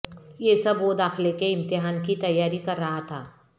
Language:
Urdu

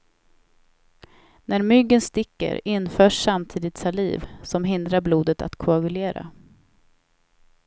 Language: Swedish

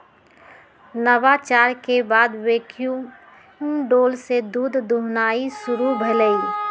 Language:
Magahi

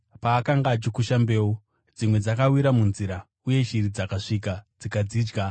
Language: Shona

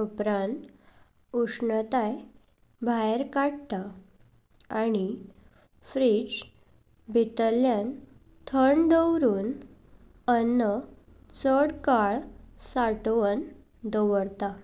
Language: Konkani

